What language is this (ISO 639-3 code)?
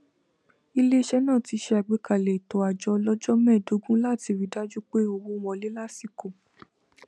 yor